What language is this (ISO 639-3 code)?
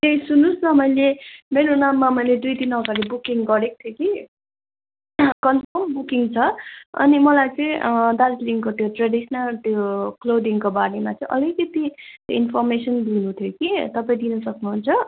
nep